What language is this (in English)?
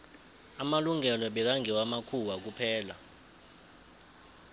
South Ndebele